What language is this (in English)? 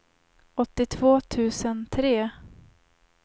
Swedish